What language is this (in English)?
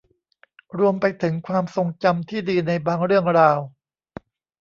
Thai